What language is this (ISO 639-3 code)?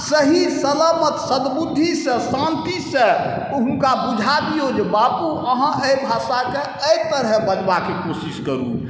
mai